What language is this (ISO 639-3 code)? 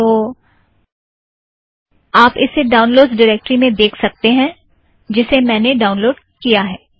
hin